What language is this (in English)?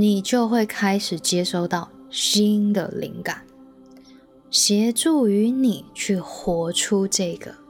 Chinese